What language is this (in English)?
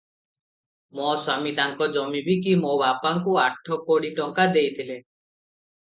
Odia